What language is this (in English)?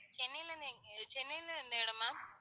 Tamil